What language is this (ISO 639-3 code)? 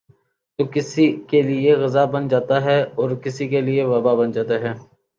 urd